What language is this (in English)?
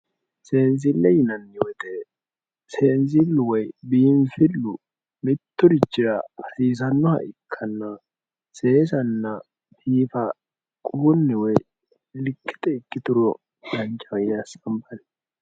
Sidamo